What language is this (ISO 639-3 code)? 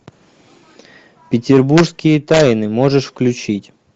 rus